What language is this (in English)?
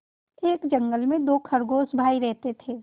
Hindi